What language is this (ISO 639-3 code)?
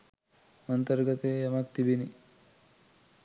sin